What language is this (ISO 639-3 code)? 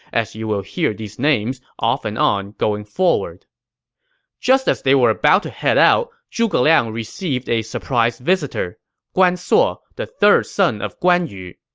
eng